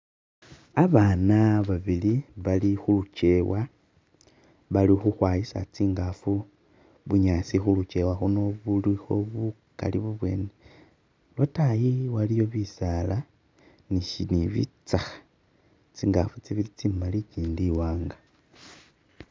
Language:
Masaaba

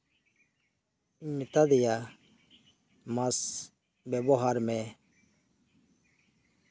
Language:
Santali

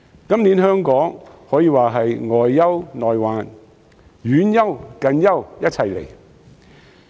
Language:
Cantonese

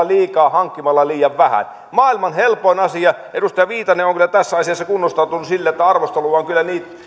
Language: Finnish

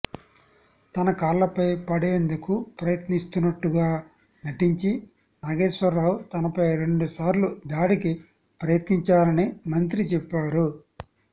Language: Telugu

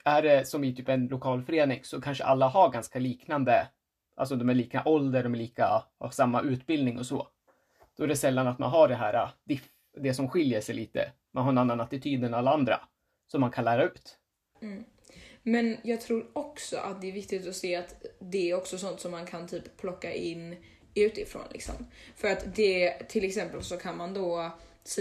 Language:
Swedish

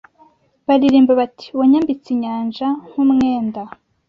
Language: Kinyarwanda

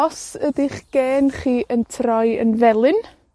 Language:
Welsh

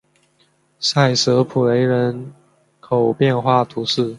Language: Chinese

